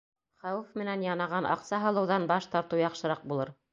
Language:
Bashkir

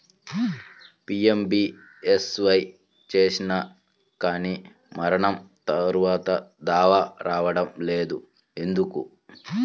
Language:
Telugu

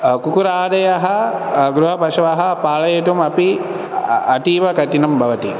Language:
Sanskrit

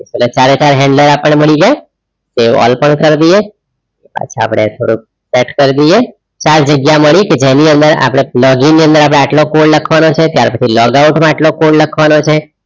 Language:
Gujarati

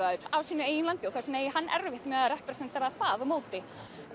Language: Icelandic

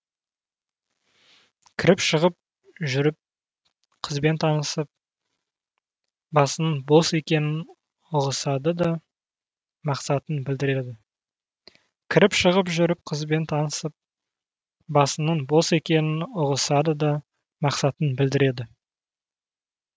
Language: Kazakh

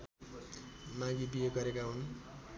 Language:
Nepali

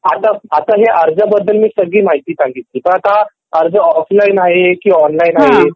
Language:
Marathi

